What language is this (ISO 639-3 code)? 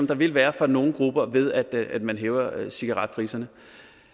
dan